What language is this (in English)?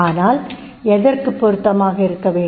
Tamil